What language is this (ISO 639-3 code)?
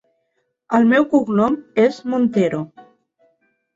cat